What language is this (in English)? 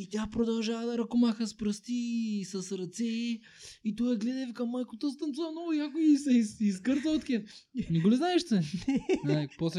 Bulgarian